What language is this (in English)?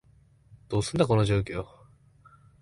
Japanese